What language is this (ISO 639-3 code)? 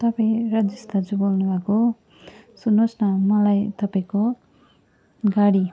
nep